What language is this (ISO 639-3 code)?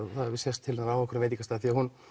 isl